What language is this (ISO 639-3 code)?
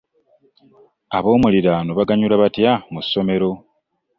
lug